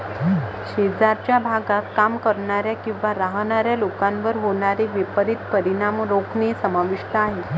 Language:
Marathi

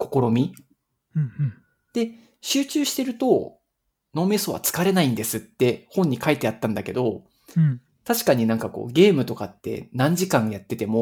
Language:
Japanese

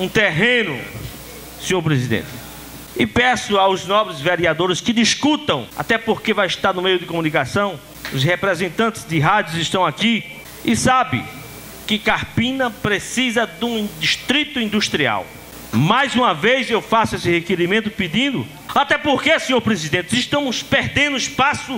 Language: Portuguese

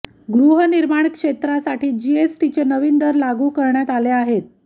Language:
Marathi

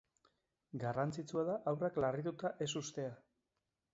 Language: Basque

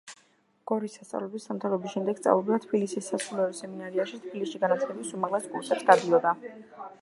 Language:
Georgian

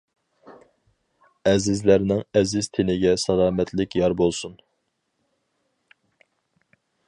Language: Uyghur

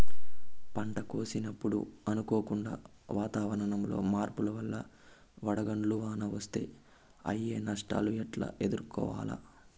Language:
Telugu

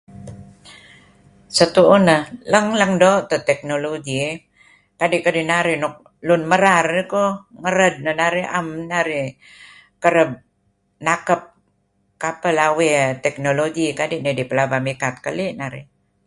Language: Kelabit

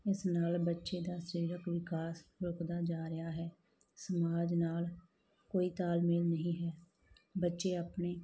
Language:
Punjabi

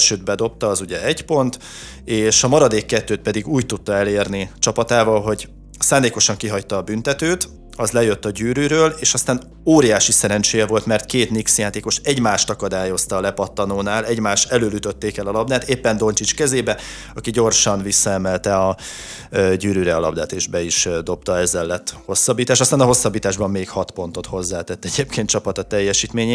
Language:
Hungarian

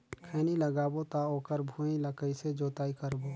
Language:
Chhattisgarhi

